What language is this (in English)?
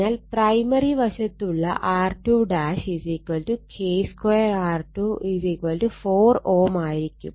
Malayalam